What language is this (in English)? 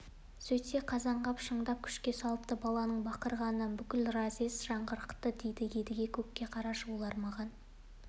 Kazakh